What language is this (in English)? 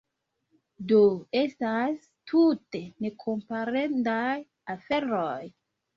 Esperanto